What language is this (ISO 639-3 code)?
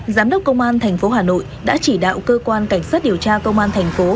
vie